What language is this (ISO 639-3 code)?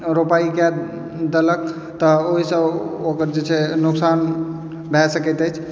mai